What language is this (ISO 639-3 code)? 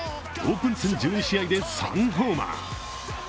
jpn